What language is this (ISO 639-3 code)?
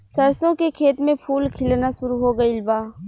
bho